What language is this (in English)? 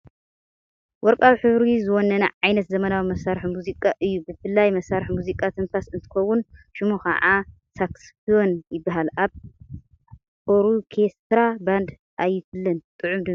Tigrinya